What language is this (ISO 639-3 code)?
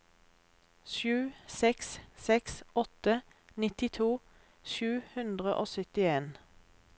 nor